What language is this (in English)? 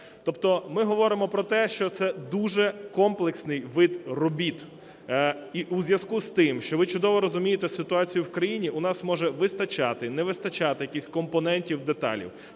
Ukrainian